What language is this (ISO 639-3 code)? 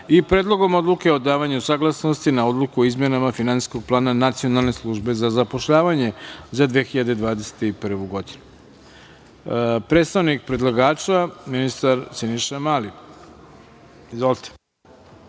srp